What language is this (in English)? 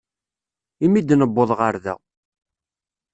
Kabyle